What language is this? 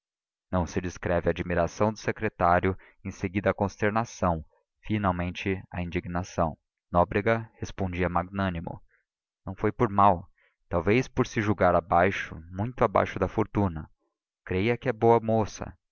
Portuguese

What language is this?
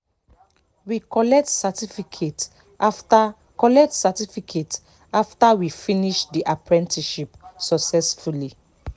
Nigerian Pidgin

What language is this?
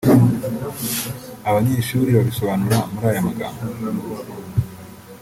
Kinyarwanda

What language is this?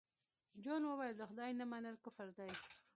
Pashto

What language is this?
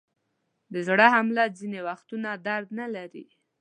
Pashto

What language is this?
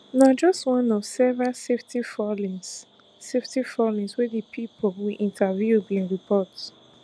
Nigerian Pidgin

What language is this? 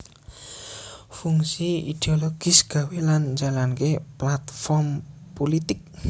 Javanese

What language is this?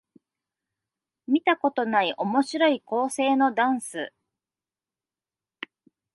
Japanese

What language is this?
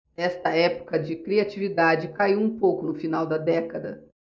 Portuguese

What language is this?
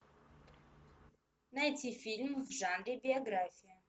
Russian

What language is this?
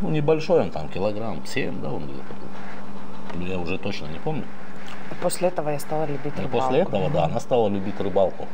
Russian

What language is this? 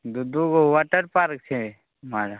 Maithili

